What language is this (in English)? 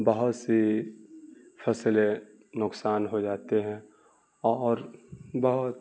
Urdu